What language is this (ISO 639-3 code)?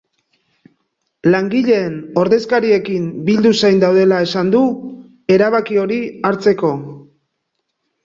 eus